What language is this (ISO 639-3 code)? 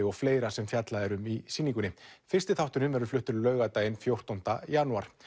isl